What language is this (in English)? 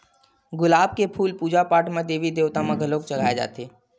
Chhattisgarhi